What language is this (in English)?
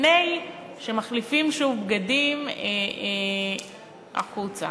Hebrew